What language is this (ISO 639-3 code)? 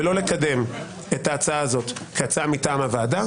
heb